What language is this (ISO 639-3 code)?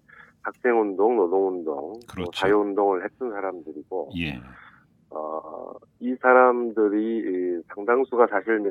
kor